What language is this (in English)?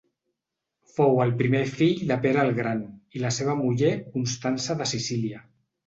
Catalan